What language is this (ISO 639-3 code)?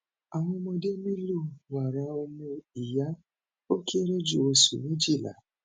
yor